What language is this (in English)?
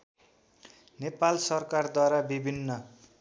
Nepali